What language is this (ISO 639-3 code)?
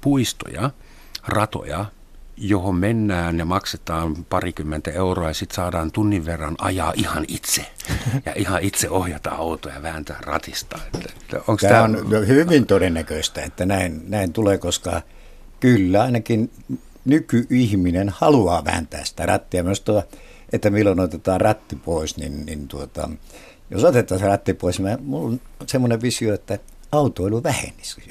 fin